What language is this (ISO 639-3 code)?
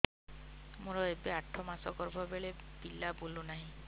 ori